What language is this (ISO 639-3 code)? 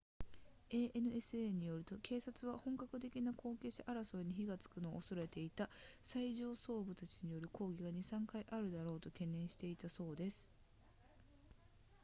jpn